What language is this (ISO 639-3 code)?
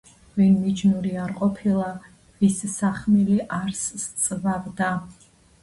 kat